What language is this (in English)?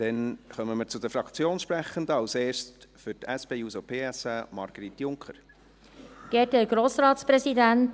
Swiss German